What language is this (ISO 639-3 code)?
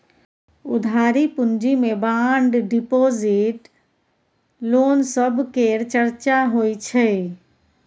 mai